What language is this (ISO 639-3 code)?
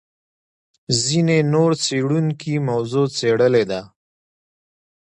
pus